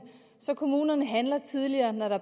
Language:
Danish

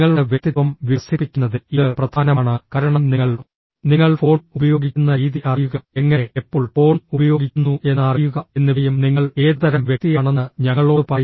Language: Malayalam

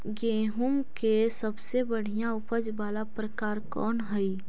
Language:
Magahi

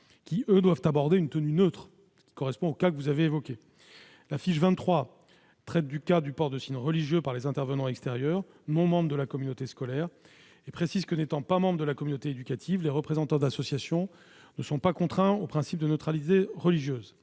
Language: French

